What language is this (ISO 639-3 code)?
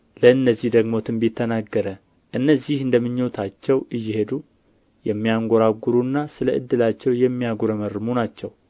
amh